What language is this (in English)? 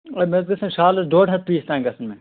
Kashmiri